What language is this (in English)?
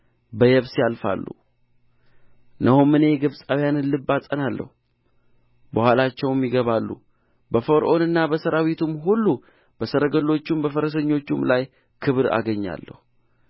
Amharic